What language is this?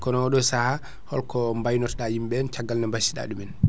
Fula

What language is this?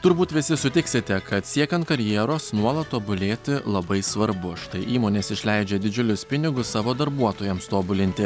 Lithuanian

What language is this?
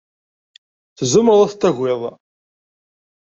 Kabyle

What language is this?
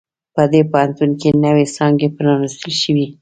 Pashto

